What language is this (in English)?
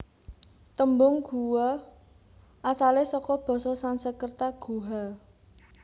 Javanese